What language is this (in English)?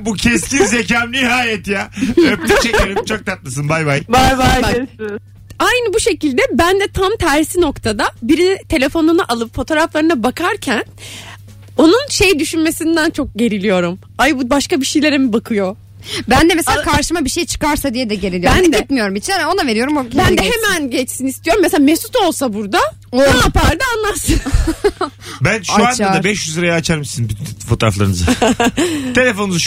Turkish